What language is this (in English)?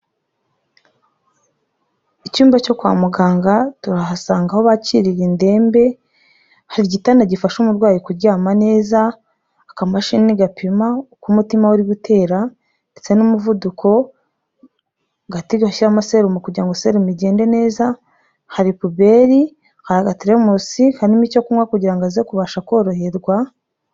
Kinyarwanda